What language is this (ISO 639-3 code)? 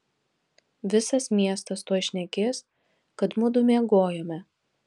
lit